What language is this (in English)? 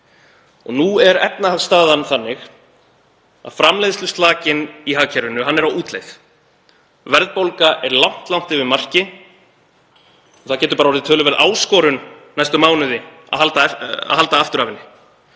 Icelandic